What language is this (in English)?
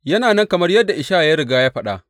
Hausa